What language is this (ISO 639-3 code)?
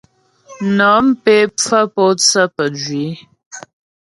bbj